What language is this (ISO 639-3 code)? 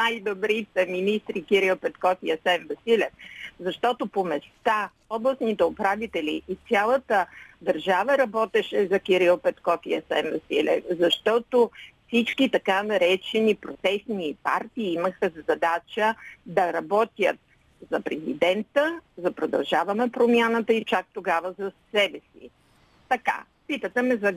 bul